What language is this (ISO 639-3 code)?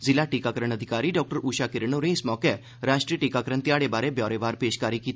doi